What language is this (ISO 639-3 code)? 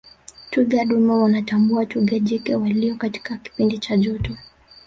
swa